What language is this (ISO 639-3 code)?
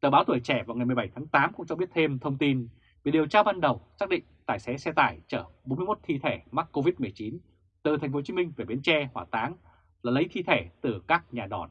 vie